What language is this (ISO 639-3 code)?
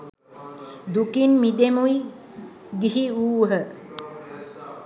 sin